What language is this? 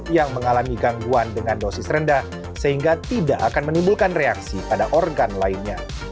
Indonesian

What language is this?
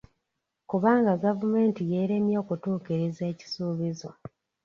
Ganda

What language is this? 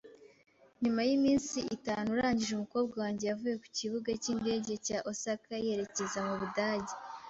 Kinyarwanda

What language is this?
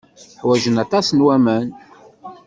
Kabyle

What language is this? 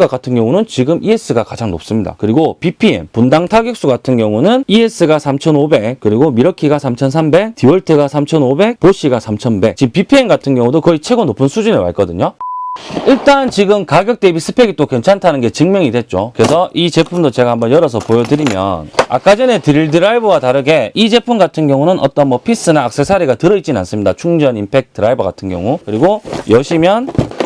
Korean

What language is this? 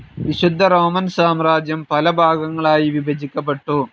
Malayalam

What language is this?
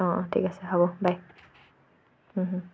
Assamese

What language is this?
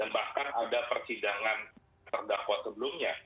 Indonesian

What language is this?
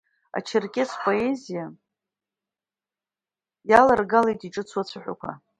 Abkhazian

